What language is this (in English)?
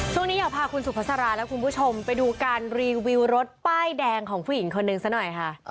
Thai